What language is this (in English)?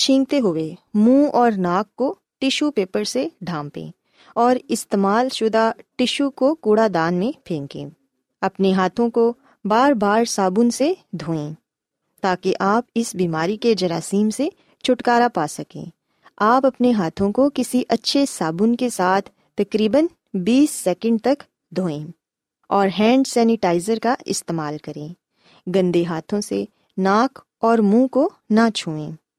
Urdu